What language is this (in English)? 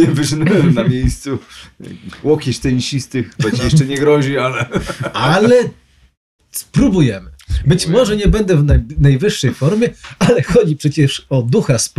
Polish